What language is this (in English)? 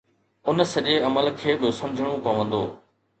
Sindhi